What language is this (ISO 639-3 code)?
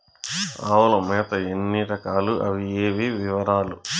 tel